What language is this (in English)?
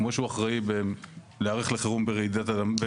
Hebrew